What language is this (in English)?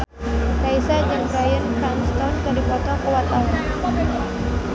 Sundanese